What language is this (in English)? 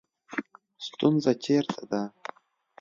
Pashto